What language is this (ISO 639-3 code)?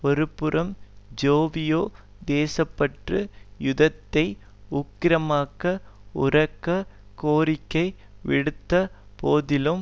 tam